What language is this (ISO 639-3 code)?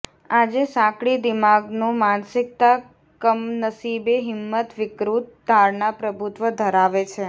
guj